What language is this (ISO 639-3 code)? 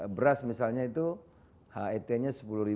ind